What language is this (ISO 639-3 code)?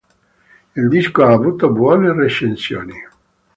ita